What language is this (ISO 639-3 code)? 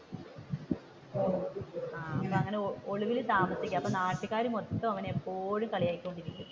mal